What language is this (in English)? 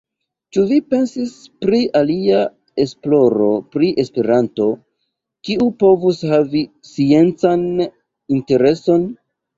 Esperanto